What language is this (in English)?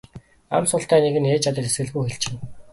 Mongolian